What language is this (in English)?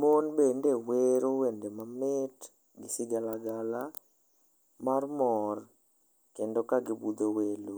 Luo (Kenya and Tanzania)